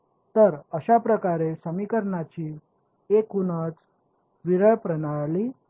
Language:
Marathi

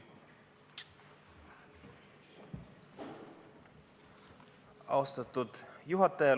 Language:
Estonian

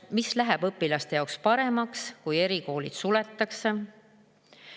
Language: Estonian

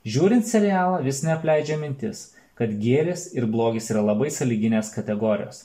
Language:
Lithuanian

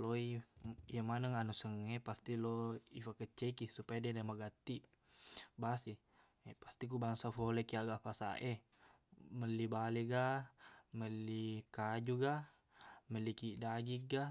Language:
Buginese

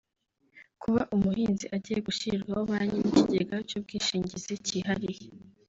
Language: Kinyarwanda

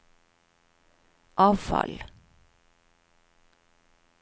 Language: Norwegian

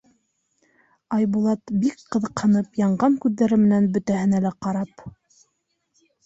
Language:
Bashkir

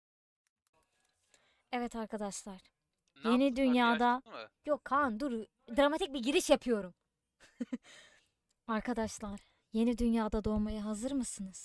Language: Turkish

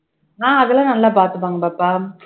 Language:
Tamil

